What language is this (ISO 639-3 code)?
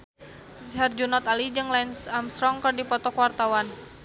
sun